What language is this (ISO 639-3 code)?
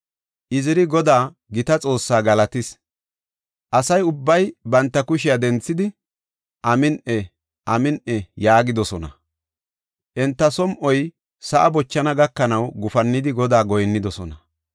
gof